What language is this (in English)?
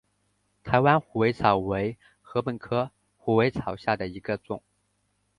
Chinese